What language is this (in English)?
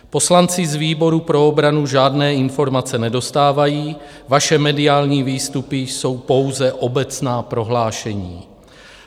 Czech